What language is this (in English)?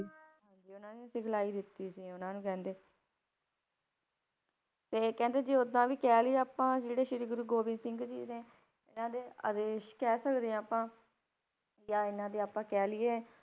Punjabi